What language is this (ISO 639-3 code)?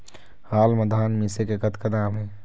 hne